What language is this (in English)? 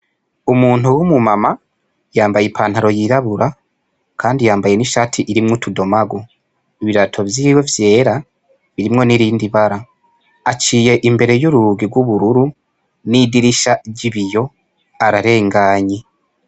Rundi